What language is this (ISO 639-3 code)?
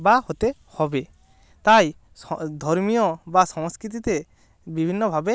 ben